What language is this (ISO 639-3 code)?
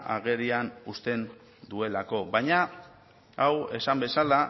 eus